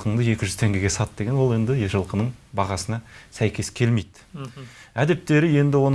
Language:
Turkish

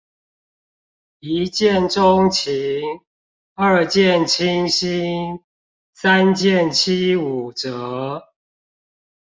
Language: Chinese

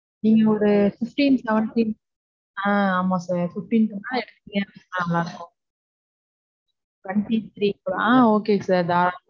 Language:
Tamil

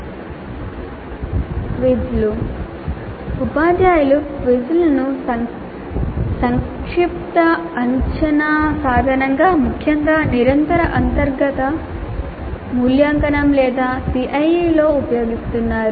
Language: Telugu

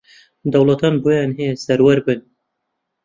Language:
Central Kurdish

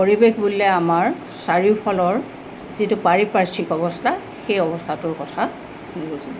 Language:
Assamese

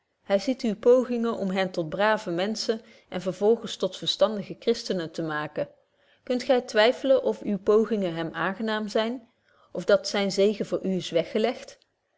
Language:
Dutch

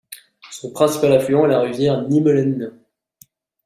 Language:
French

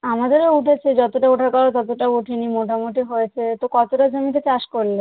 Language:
Bangla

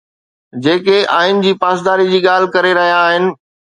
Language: Sindhi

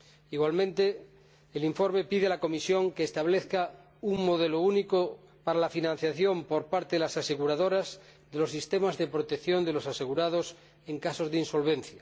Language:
Spanish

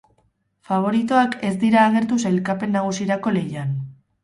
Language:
Basque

